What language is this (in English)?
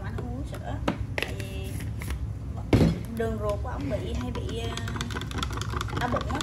Vietnamese